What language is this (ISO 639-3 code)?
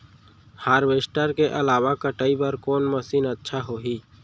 hne